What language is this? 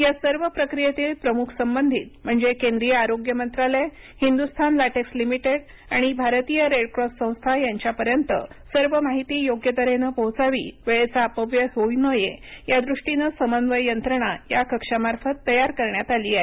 Marathi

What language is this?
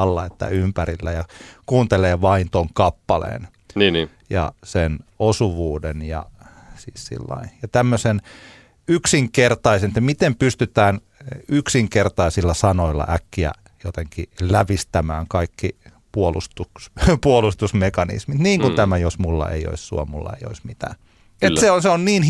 Finnish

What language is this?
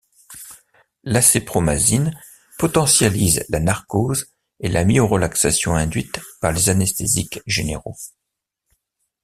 French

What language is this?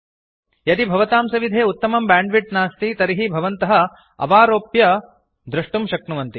Sanskrit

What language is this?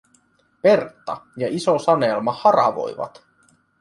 Finnish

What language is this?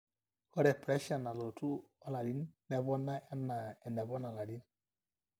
Masai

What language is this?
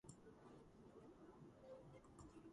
Georgian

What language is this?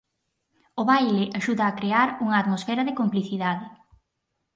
Galician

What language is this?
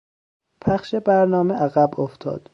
Persian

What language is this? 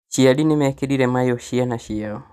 Kikuyu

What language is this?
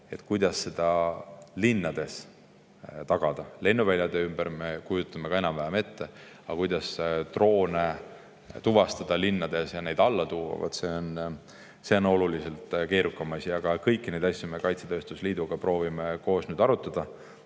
Estonian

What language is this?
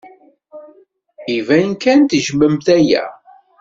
Kabyle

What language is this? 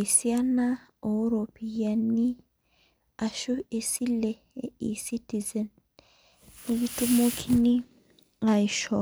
Masai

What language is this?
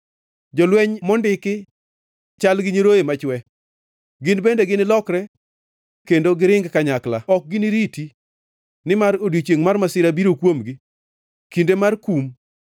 Luo (Kenya and Tanzania)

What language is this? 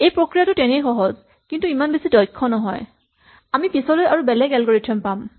Assamese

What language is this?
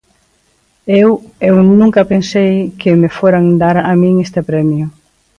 Galician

